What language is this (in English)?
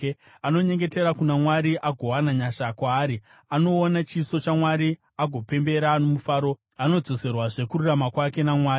Shona